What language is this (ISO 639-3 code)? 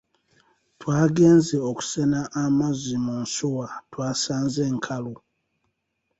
lug